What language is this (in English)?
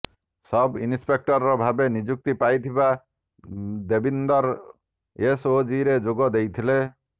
Odia